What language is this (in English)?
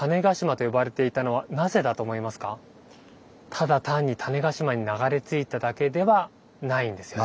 Japanese